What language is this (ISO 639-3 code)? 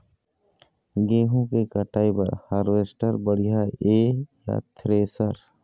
hne